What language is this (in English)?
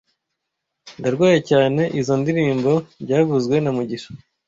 Kinyarwanda